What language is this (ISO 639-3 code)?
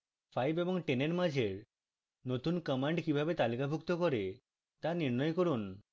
ben